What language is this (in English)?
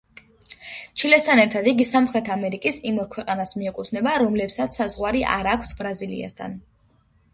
Georgian